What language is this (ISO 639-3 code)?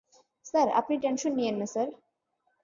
ben